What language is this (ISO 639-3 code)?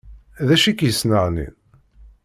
kab